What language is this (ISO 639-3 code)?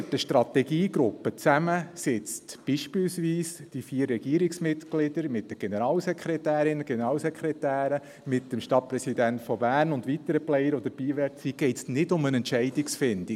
gsw